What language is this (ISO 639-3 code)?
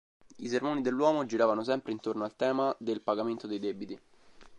ita